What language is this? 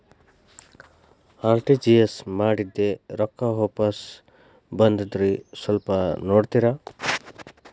Kannada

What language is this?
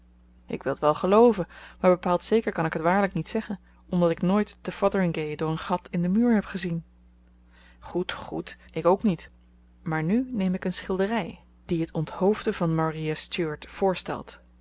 Dutch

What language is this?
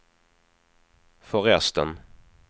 Swedish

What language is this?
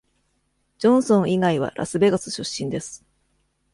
Japanese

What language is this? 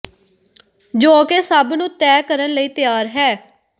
Punjabi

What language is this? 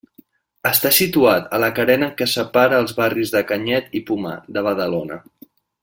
Catalan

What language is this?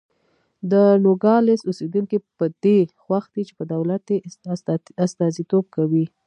Pashto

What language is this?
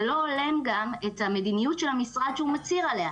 Hebrew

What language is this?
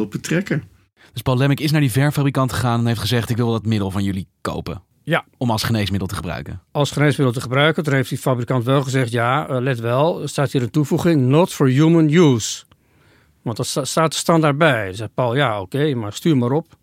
Dutch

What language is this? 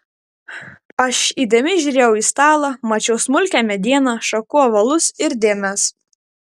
Lithuanian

